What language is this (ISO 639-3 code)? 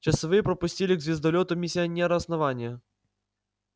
rus